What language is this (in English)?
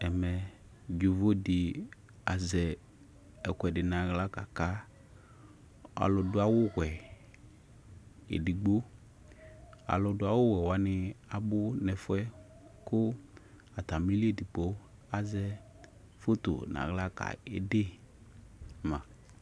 Ikposo